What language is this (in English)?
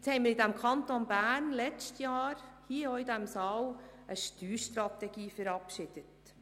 Swiss German